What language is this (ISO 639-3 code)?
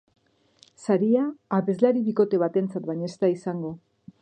eus